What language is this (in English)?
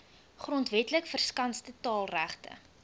Afrikaans